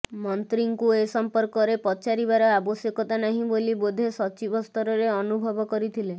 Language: Odia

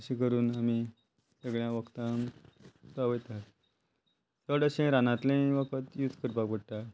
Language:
Konkani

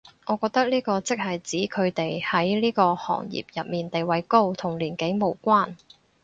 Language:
Cantonese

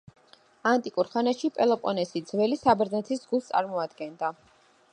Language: Georgian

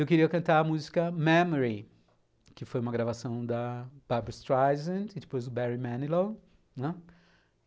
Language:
Portuguese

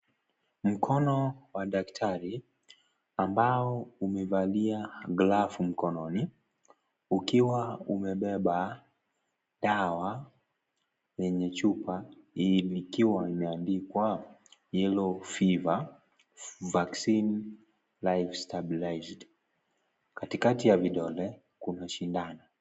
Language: Swahili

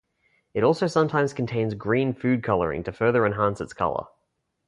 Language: English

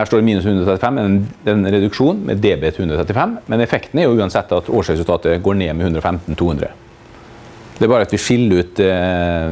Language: Norwegian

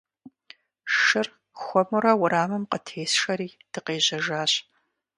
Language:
Kabardian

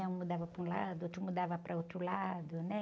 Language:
Portuguese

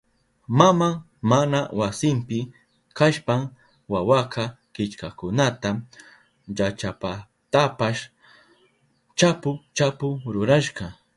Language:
Southern Pastaza Quechua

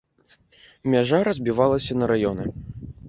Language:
Belarusian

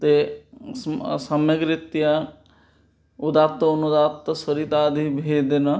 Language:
Sanskrit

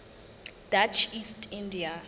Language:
Southern Sotho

